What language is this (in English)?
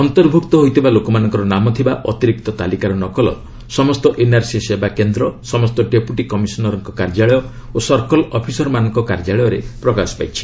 Odia